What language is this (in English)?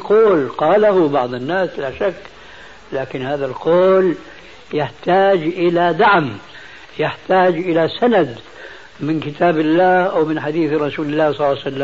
Arabic